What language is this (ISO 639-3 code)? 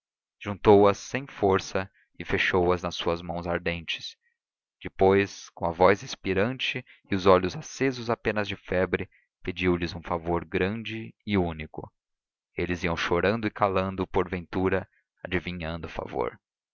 por